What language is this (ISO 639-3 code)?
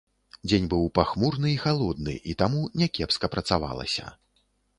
bel